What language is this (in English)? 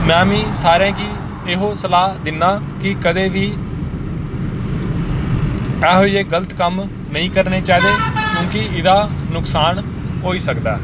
Dogri